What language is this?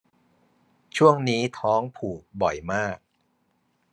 Thai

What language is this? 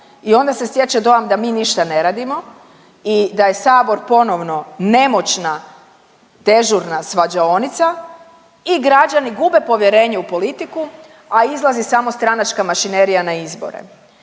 Croatian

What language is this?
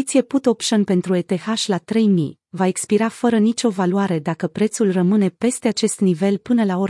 Romanian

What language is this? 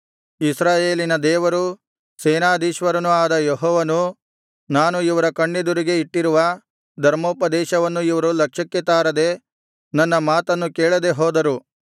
Kannada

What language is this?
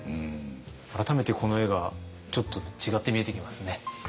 Japanese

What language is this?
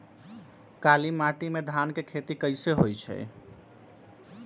Magahi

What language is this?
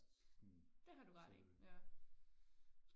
Danish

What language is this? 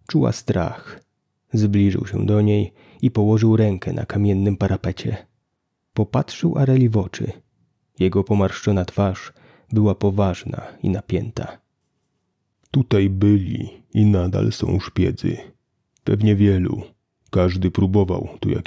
Polish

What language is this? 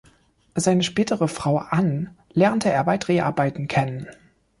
German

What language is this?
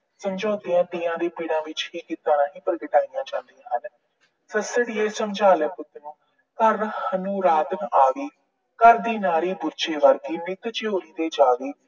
Punjabi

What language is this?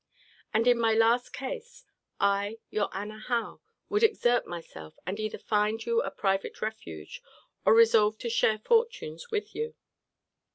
English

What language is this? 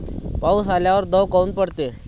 Marathi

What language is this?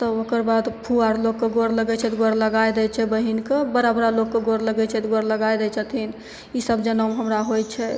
Maithili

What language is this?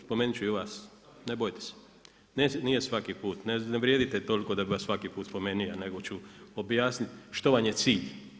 Croatian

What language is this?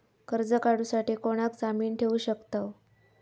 Marathi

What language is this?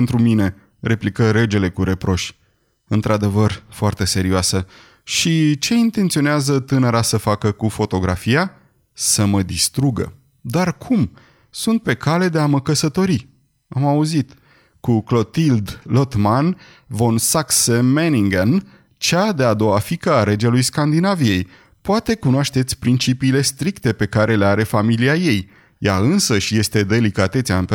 Romanian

